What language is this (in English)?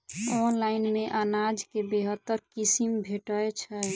Maithili